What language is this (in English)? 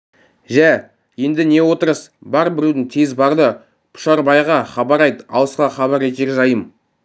Kazakh